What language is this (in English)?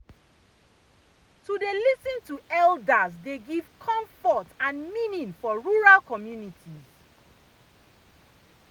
Nigerian Pidgin